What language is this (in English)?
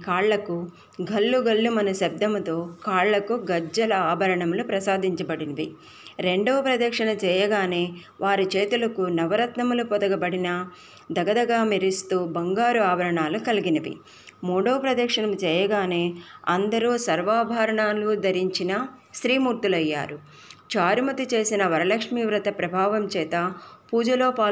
Telugu